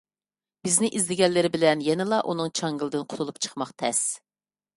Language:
Uyghur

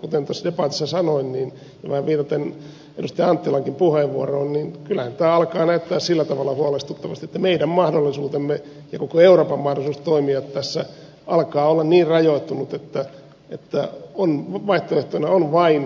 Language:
Finnish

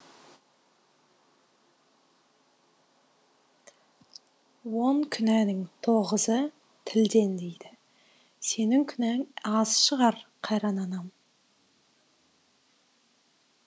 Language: Kazakh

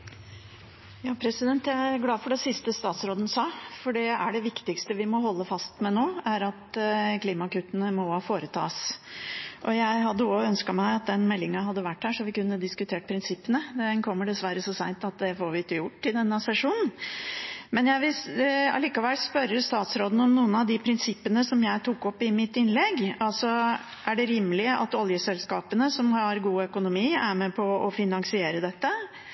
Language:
Norwegian Bokmål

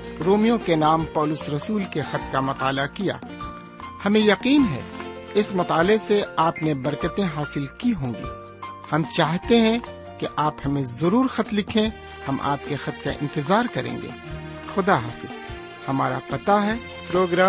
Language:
Urdu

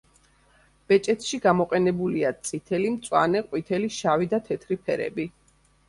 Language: Georgian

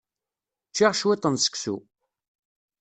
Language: Kabyle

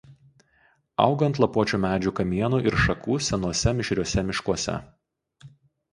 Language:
Lithuanian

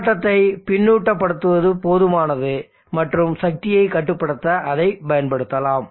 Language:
Tamil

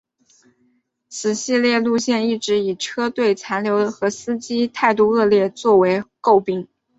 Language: Chinese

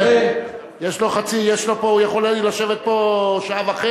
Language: Hebrew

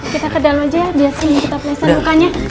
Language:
Indonesian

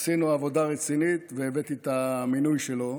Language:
Hebrew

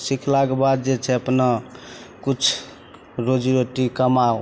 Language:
Maithili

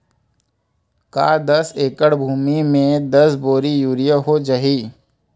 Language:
Chhattisgarhi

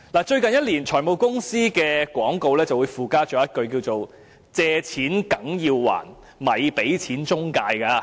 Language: Cantonese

